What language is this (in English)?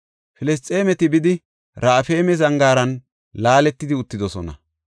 Gofa